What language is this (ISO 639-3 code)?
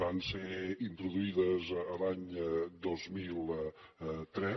cat